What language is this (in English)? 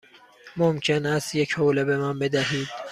Persian